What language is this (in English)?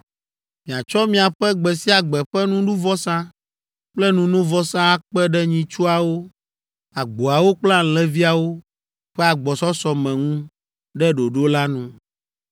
Ewe